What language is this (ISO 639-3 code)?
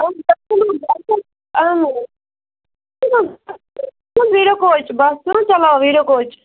kas